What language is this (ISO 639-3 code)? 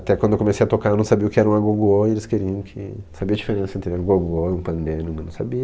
por